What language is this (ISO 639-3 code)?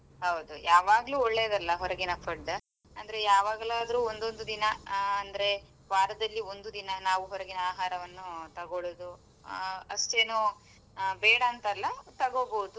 kan